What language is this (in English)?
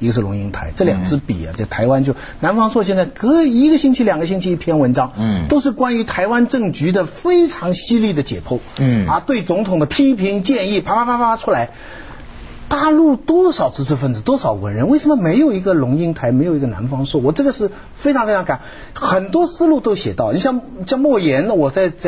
Chinese